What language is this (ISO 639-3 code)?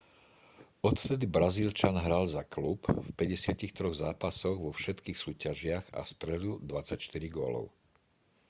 slk